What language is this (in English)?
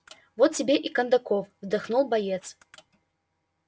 Russian